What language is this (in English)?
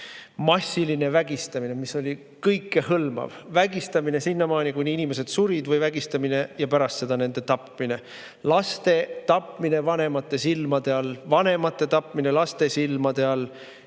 Estonian